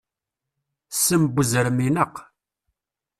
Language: Kabyle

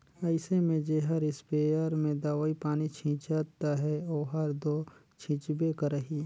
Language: Chhattisgarhi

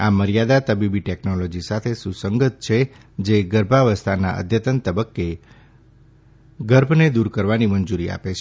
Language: Gujarati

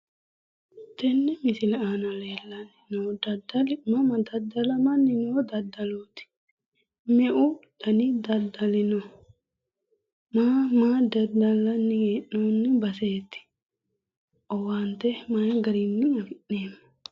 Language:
Sidamo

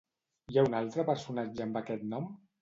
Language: Catalan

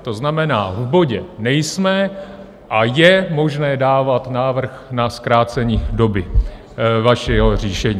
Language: Czech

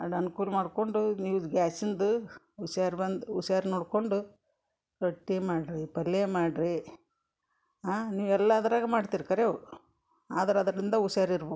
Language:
Kannada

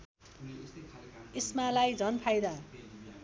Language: Nepali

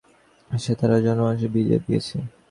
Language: Bangla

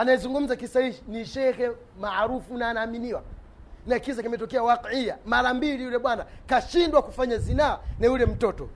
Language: Swahili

